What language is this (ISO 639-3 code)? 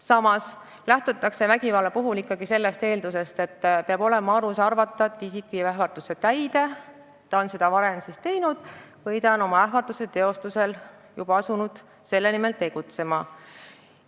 est